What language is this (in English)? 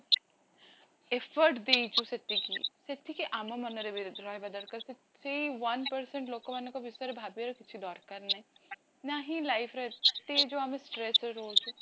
Odia